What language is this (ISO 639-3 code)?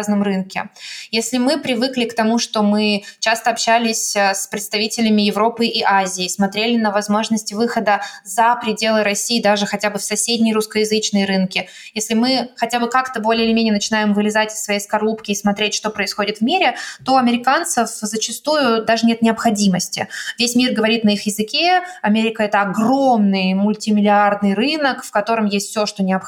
rus